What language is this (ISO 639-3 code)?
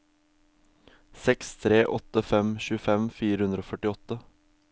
nor